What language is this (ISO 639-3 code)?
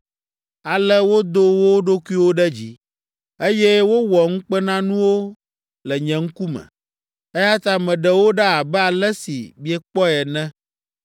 ewe